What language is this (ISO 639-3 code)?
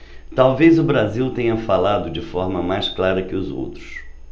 por